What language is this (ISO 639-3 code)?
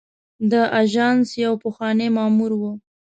pus